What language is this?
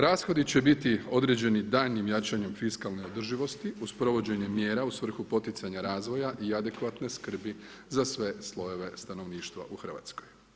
Croatian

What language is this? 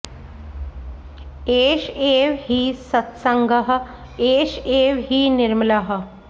Sanskrit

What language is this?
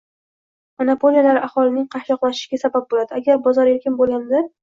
Uzbek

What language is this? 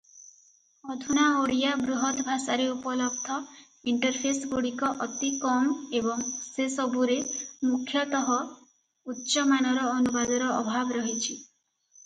Odia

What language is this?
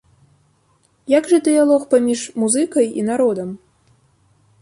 Belarusian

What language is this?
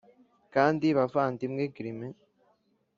Kinyarwanda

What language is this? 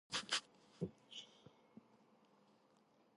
Georgian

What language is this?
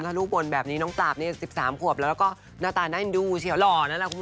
Thai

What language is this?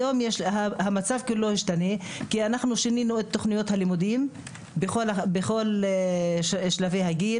Hebrew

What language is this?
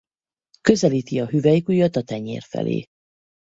Hungarian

